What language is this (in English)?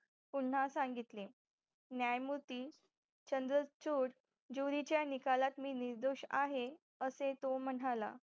Marathi